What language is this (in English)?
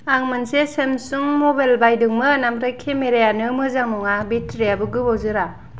Bodo